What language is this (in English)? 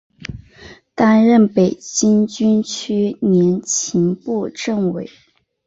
Chinese